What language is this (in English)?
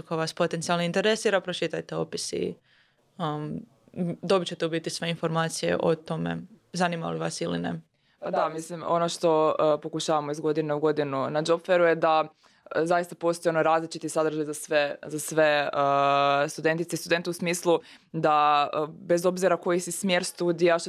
Croatian